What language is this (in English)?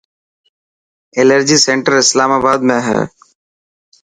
Dhatki